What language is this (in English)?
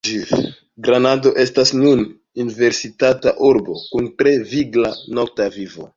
Esperanto